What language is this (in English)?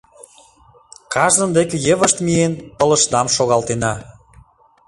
Mari